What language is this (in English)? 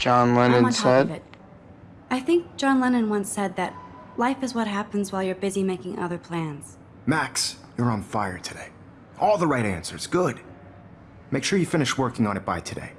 English